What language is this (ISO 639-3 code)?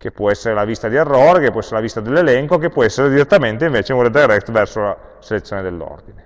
ita